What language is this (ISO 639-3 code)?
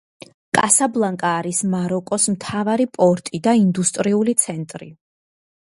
kat